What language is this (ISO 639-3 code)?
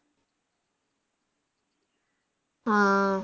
mal